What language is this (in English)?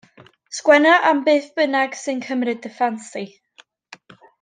Welsh